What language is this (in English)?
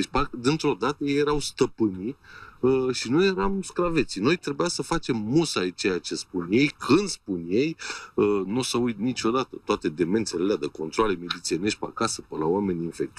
Romanian